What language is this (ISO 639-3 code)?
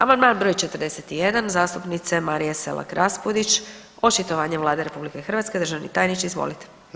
hrv